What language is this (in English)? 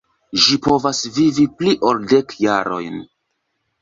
Esperanto